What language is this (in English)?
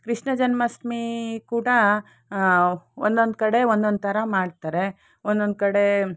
Kannada